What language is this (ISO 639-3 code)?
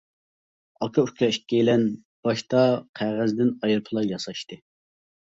uig